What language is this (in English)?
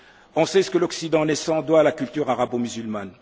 French